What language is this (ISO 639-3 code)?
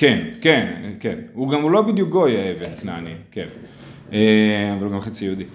heb